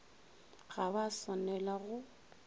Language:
Northern Sotho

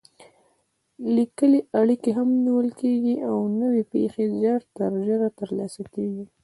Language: Pashto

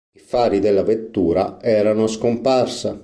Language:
Italian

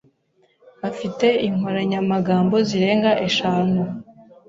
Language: Kinyarwanda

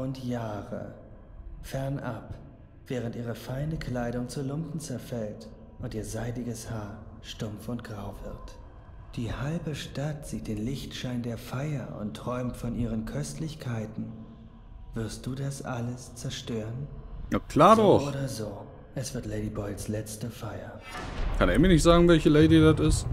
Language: German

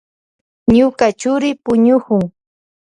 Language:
Loja Highland Quichua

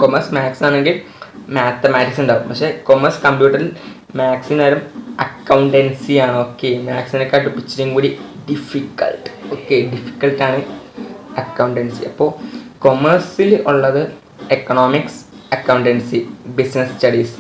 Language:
Indonesian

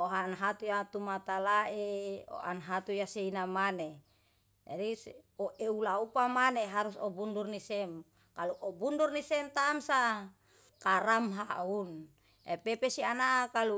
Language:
Yalahatan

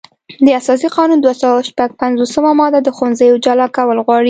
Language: Pashto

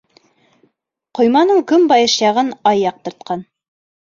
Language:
Bashkir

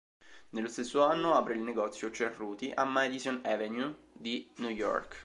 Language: Italian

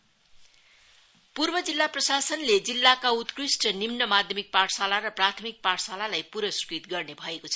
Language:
Nepali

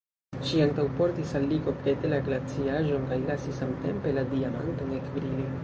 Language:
Esperanto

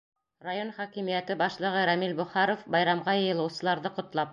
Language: Bashkir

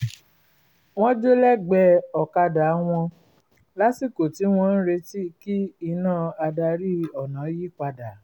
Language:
Yoruba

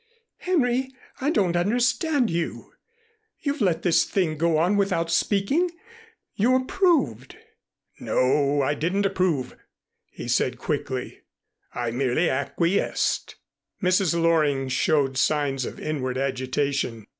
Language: English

